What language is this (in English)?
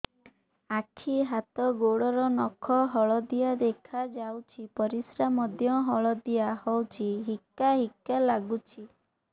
Odia